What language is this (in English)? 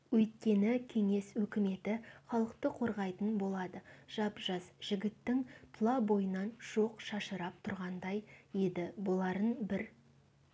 Kazakh